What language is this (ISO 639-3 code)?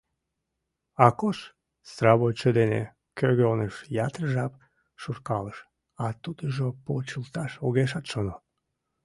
chm